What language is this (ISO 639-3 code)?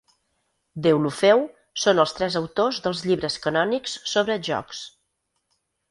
cat